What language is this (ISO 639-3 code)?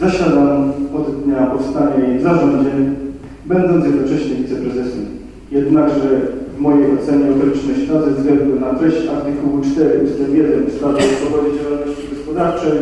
pol